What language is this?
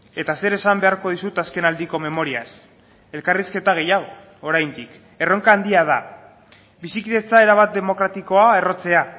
Basque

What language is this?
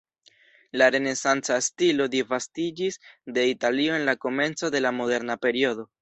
Esperanto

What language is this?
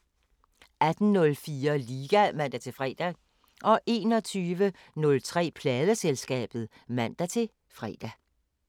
Danish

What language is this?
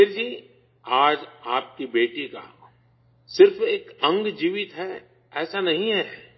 Urdu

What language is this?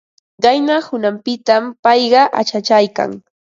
Ambo-Pasco Quechua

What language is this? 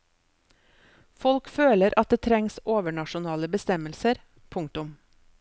Norwegian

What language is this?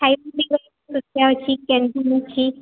Odia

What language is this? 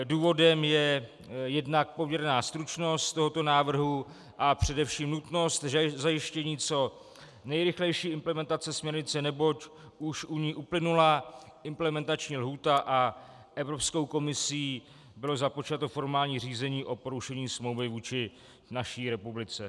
Czech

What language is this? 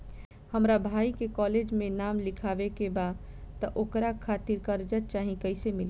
Bhojpuri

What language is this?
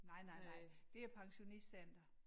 Danish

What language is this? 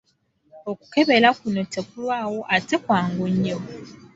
Ganda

